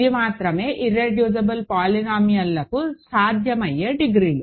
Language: Telugu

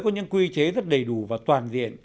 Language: Vietnamese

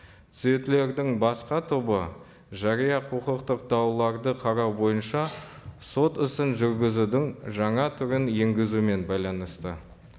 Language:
Kazakh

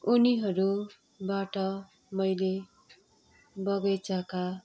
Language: Nepali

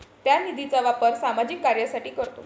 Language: Marathi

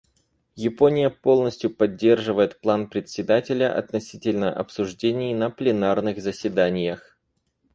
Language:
Russian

